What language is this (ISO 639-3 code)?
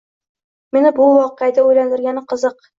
uzb